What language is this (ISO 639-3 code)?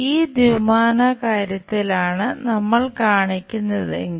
mal